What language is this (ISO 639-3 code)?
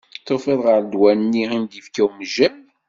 kab